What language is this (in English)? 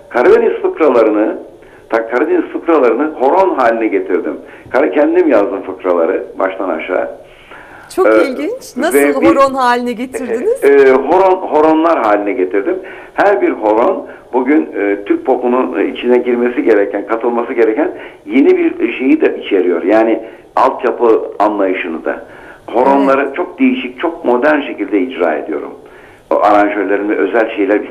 Turkish